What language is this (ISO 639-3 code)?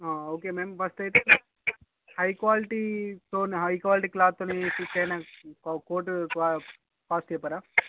tel